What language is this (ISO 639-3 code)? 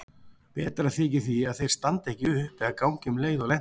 isl